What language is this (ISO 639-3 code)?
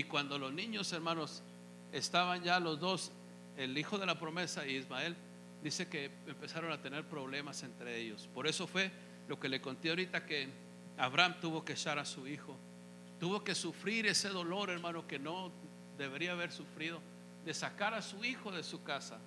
spa